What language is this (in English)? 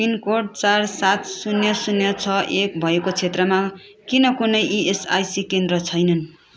Nepali